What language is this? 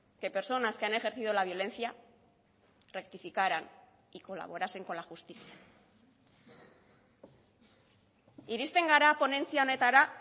Spanish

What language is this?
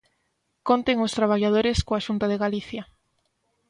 Galician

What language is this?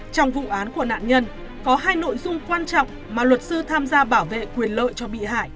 Vietnamese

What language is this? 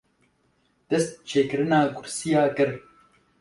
Kurdish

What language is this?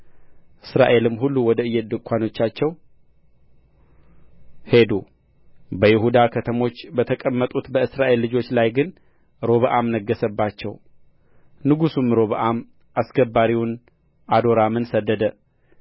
Amharic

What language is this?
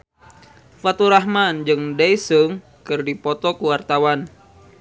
Sundanese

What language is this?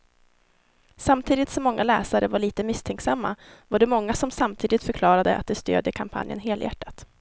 Swedish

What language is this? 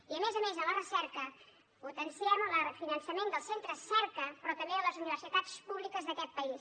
Catalan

